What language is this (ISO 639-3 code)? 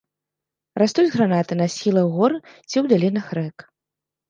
bel